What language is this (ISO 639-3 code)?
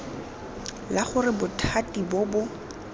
tsn